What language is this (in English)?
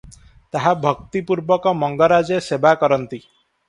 Odia